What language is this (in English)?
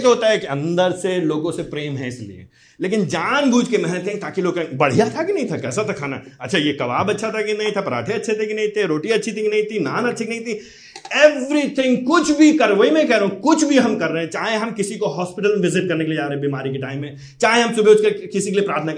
Hindi